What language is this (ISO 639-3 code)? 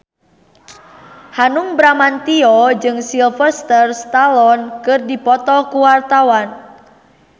sun